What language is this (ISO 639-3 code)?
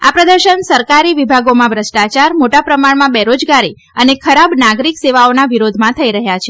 guj